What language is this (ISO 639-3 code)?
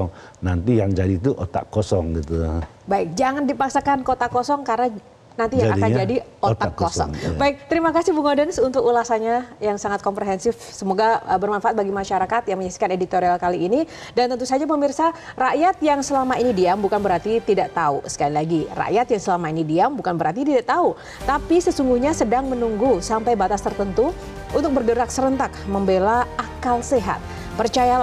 ind